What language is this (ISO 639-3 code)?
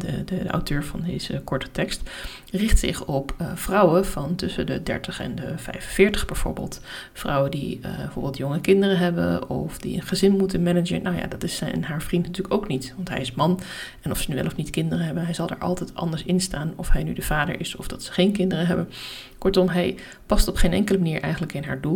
nld